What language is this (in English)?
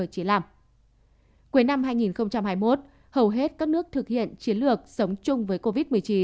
Vietnamese